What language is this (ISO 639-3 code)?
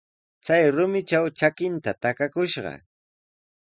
qws